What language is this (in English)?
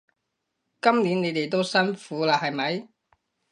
Cantonese